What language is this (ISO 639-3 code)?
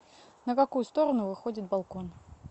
rus